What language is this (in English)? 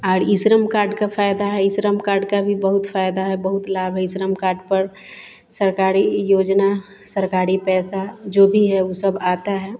Hindi